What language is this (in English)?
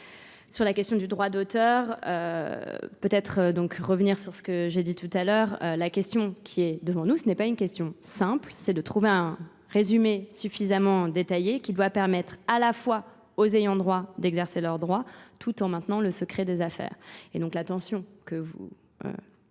French